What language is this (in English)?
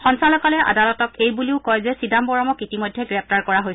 Assamese